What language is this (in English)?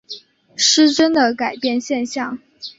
Chinese